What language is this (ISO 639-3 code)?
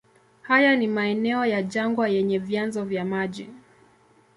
swa